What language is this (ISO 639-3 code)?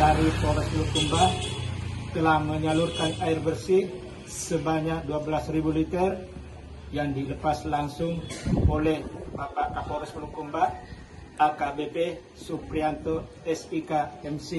ind